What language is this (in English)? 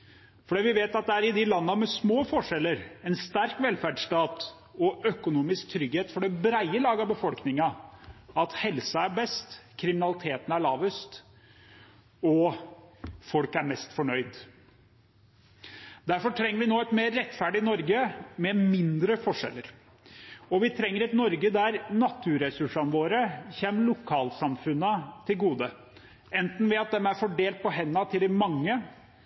Norwegian Bokmål